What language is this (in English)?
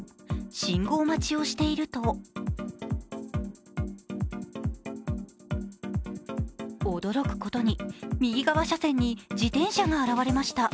Japanese